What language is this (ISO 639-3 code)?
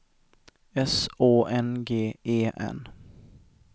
swe